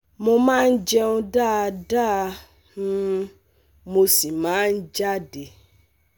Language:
Yoruba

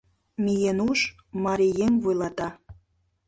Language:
Mari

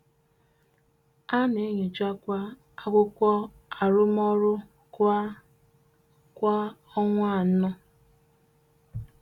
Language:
Igbo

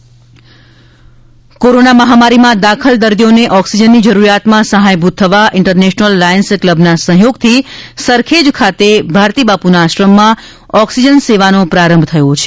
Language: Gujarati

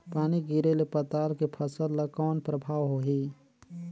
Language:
Chhattisgarhi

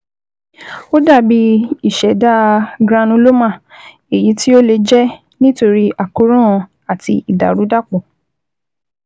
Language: Yoruba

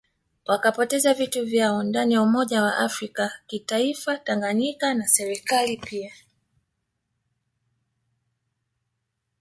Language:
Swahili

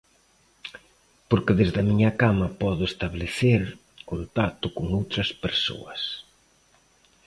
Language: Galician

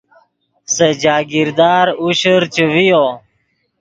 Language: Yidgha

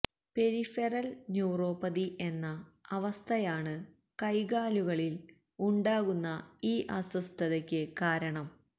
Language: Malayalam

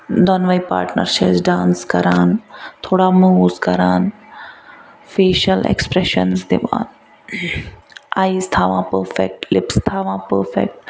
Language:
Kashmiri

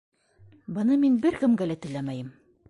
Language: Bashkir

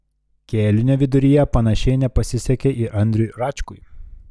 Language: Lithuanian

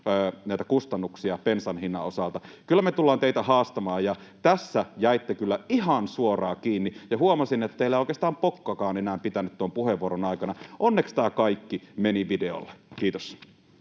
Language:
Finnish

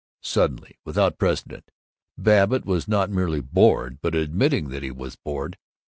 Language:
English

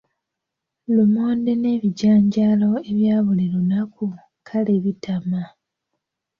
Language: Ganda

